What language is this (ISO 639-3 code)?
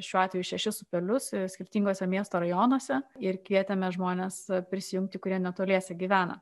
lit